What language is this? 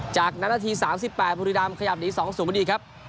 Thai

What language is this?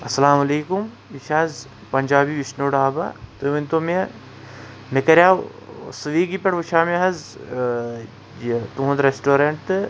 Kashmiri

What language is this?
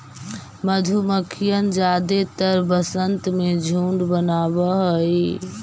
Magahi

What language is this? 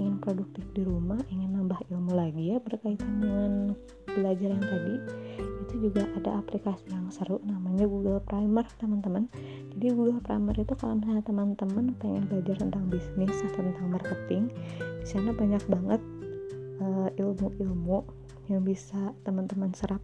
Indonesian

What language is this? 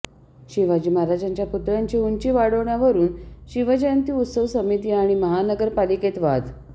Marathi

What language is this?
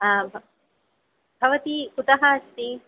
Sanskrit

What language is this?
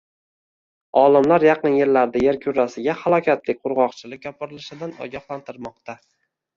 Uzbek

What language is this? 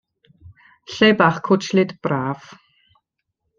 Welsh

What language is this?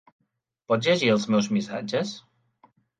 Catalan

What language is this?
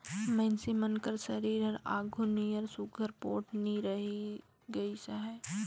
Chhattisgarhi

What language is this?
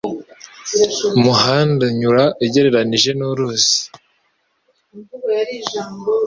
Kinyarwanda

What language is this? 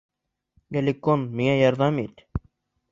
Bashkir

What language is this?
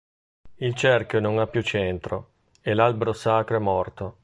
Italian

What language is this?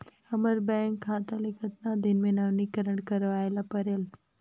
Chhattisgarhi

